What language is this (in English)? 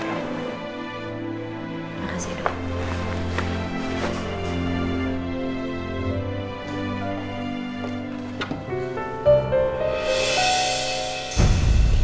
Indonesian